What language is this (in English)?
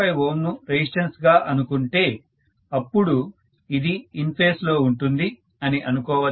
Telugu